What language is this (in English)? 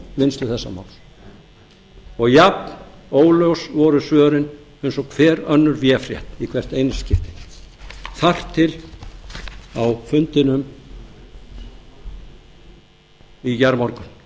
Icelandic